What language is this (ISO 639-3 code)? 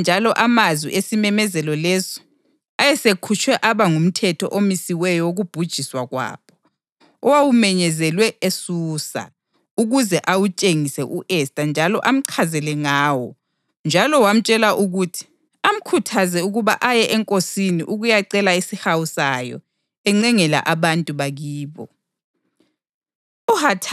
nde